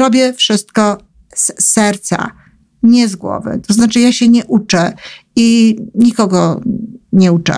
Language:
Polish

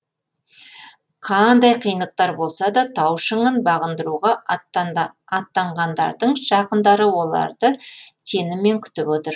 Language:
Kazakh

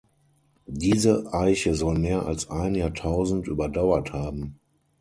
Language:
German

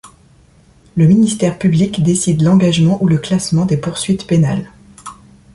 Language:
French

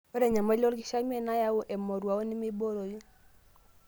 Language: Masai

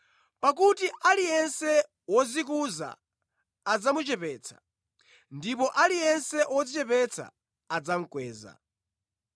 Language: Nyanja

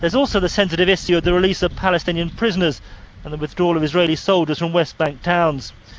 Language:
Russian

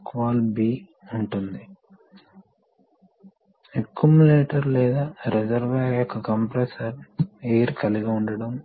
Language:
Telugu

